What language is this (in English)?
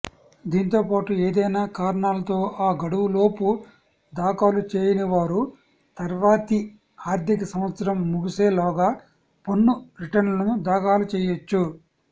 Telugu